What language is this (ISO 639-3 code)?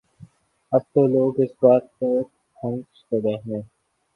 urd